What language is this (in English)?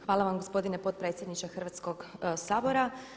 Croatian